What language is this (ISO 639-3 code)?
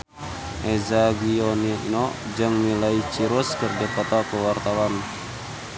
sun